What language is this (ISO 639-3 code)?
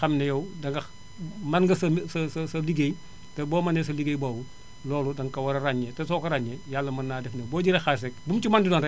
wol